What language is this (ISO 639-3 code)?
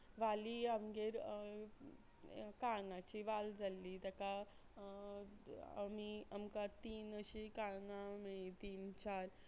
kok